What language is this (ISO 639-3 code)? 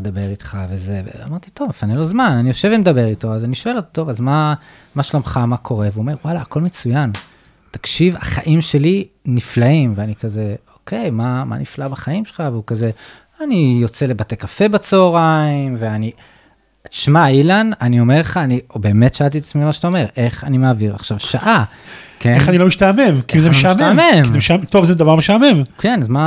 heb